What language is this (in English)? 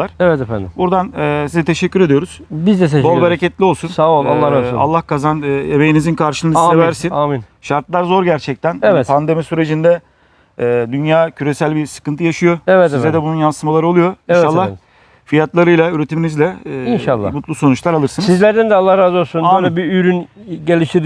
Turkish